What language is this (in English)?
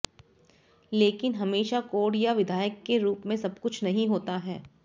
Hindi